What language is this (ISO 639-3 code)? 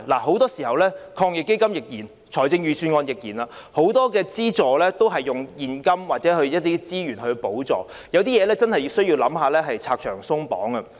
yue